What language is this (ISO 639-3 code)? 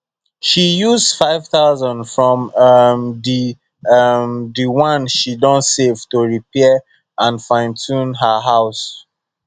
pcm